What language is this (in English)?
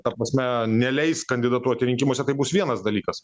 Lithuanian